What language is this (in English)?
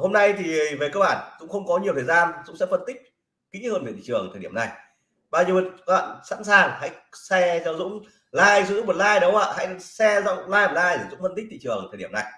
Vietnamese